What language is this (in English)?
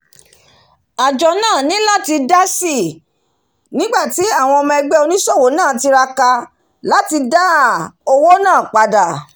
Yoruba